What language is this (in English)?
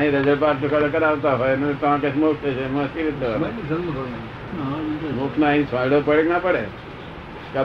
Gujarati